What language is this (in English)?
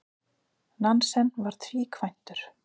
Icelandic